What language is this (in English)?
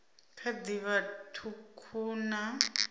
Venda